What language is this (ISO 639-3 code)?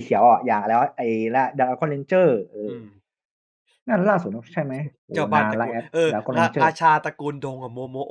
tha